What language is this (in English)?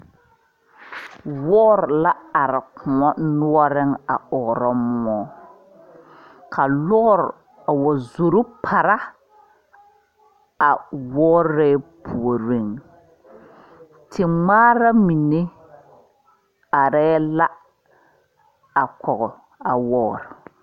Southern Dagaare